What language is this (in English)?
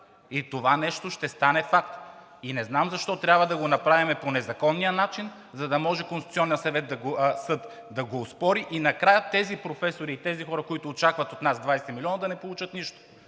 Bulgarian